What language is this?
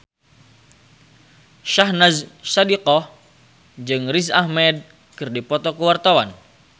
Sundanese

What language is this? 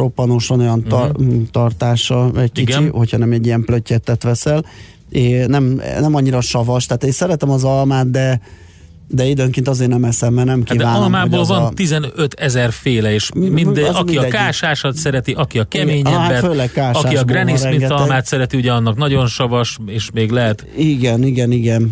Hungarian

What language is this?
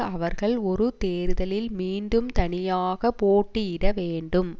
Tamil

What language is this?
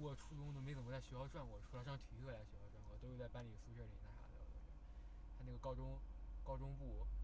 Chinese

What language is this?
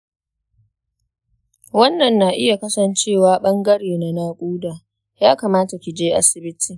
Hausa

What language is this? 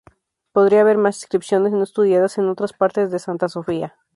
Spanish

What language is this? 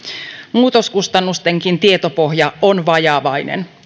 Finnish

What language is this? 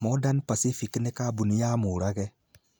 Kikuyu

